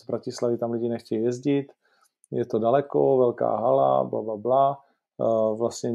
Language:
Czech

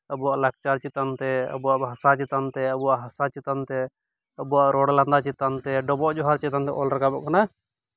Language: Santali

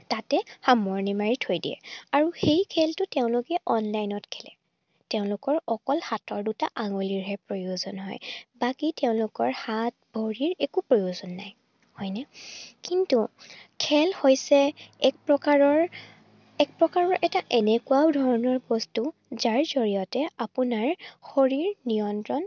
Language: Assamese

